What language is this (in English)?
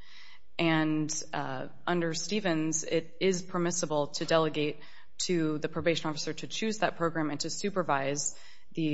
English